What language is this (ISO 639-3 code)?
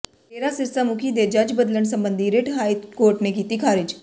pan